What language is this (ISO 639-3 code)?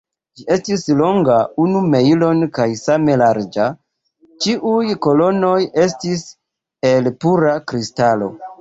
epo